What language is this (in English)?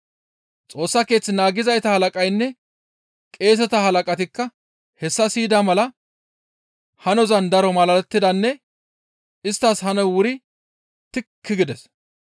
Gamo